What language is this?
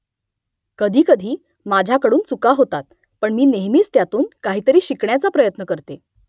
Marathi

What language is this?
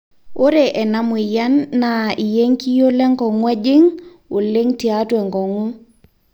Masai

